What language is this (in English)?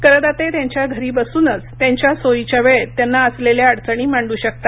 Marathi